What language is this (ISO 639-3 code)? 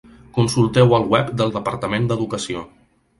cat